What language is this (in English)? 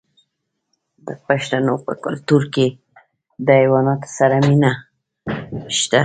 Pashto